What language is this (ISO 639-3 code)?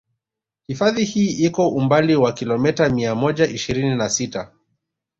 swa